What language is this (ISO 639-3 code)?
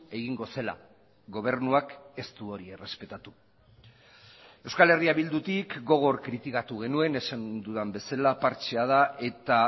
eus